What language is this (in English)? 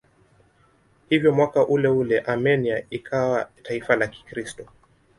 Swahili